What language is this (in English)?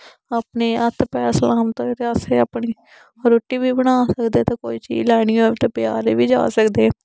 Dogri